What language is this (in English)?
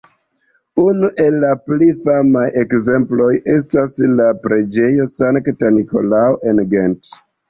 Esperanto